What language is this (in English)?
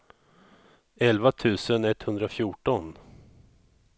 Swedish